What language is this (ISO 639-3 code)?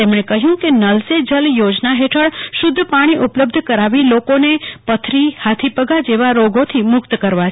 guj